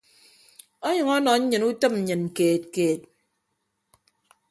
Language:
Ibibio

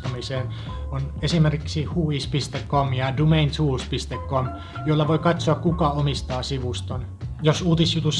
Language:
Finnish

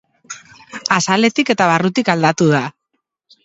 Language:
Basque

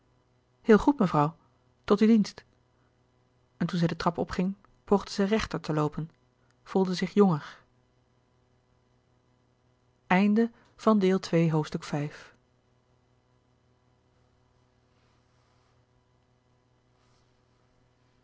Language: Dutch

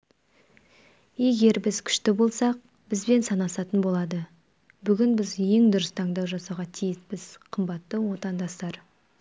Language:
Kazakh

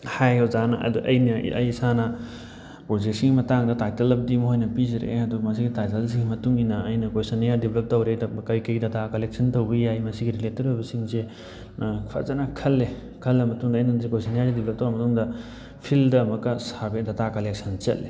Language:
Manipuri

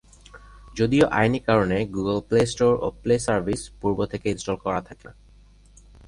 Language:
Bangla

